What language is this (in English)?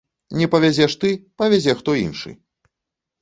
Belarusian